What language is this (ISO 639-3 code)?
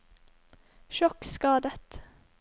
nor